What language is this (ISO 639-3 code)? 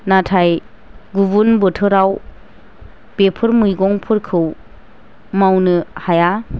brx